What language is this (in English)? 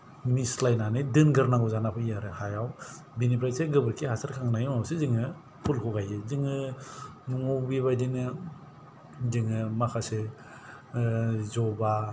Bodo